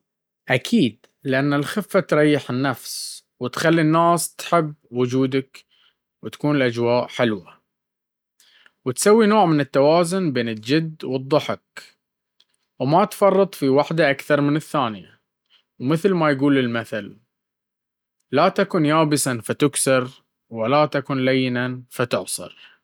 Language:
Baharna Arabic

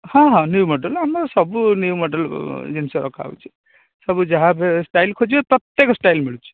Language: Odia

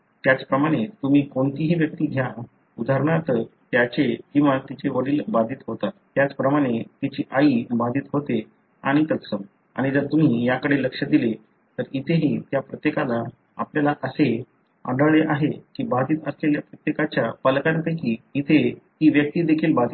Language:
Marathi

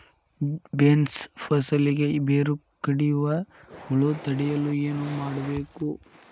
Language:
Kannada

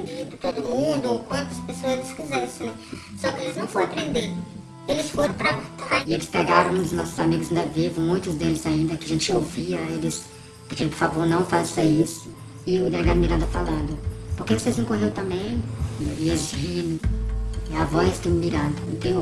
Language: Portuguese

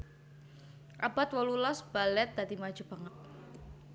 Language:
Javanese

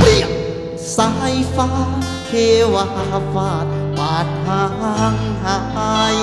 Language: Thai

